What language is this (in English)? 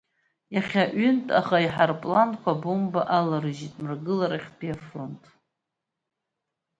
Abkhazian